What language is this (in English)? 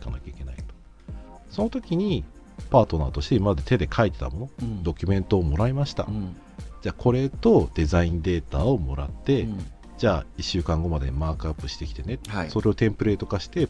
Japanese